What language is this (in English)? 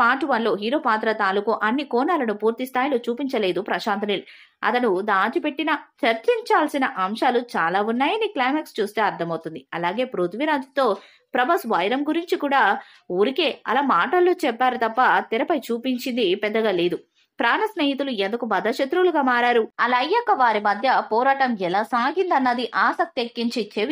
Telugu